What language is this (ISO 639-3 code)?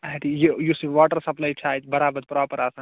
kas